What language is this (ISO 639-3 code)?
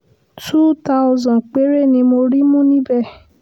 yor